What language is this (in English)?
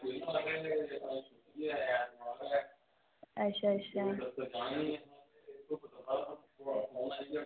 Dogri